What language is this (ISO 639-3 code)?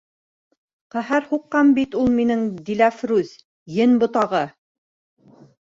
bak